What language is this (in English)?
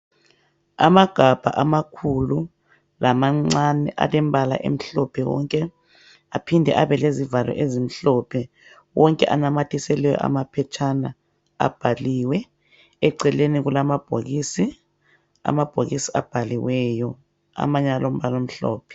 North Ndebele